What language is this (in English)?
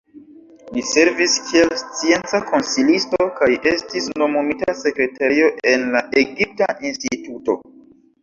Esperanto